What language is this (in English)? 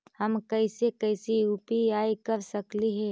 Magahi